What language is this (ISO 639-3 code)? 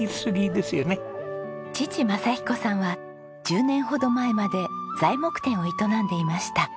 jpn